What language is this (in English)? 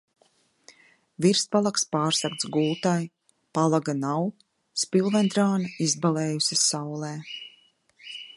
Latvian